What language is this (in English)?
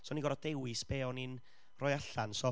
Welsh